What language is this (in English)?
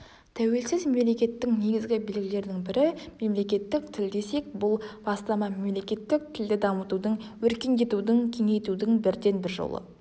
Kazakh